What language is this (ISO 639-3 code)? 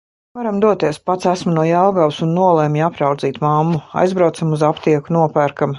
lav